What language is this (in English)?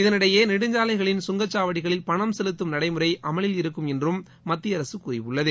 Tamil